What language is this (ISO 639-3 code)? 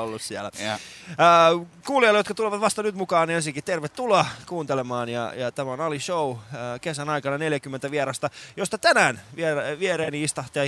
fin